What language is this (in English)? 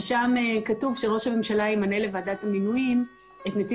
Hebrew